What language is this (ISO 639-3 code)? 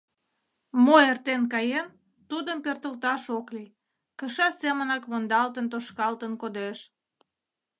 chm